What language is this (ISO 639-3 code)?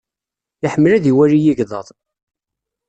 kab